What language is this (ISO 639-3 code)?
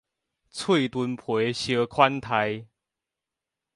nan